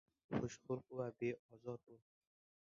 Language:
Uzbek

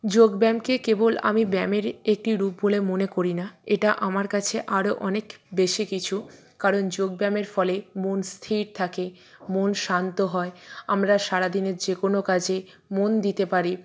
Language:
Bangla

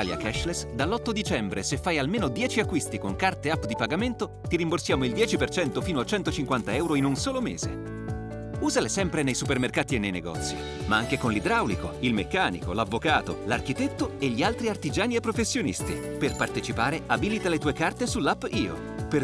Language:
Italian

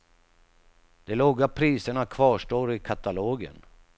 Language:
Swedish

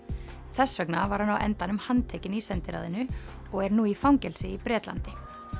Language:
Icelandic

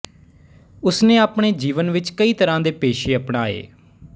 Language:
Punjabi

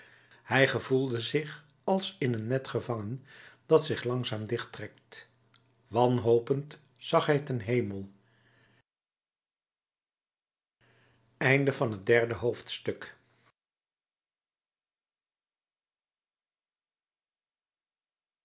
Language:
Dutch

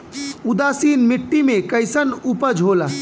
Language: Bhojpuri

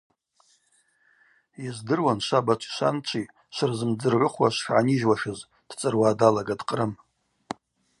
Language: Abaza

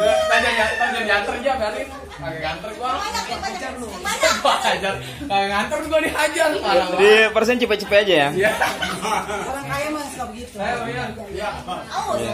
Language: Indonesian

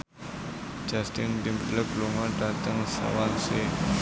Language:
Javanese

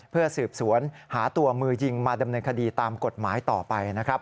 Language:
Thai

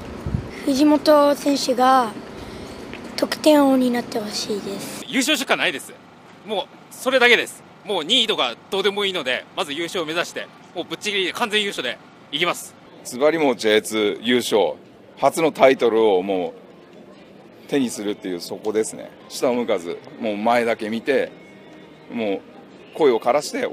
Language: Japanese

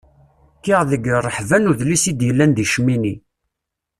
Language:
Kabyle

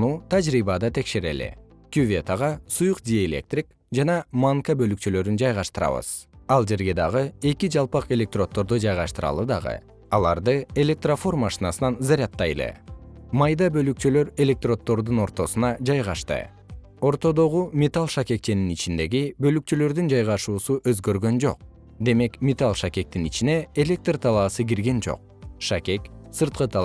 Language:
Kyrgyz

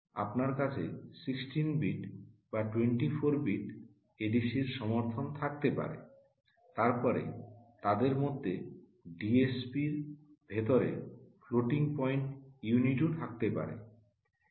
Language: Bangla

